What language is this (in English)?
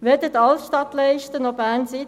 Swiss German